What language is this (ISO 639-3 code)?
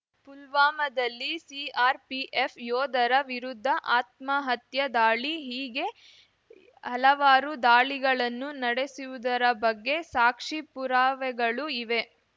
kan